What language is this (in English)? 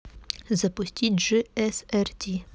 Russian